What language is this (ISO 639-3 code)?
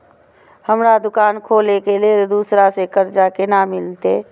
mai